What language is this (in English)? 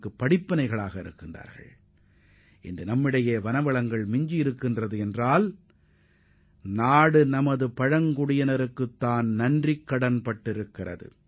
Tamil